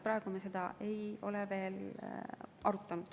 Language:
Estonian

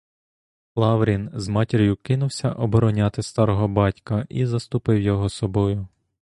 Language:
Ukrainian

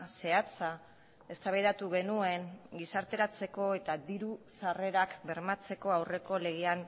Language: Basque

